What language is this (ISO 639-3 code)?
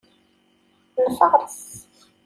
kab